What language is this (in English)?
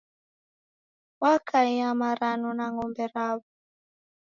Taita